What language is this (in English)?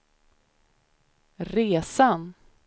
Swedish